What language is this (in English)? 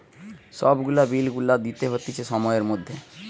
Bangla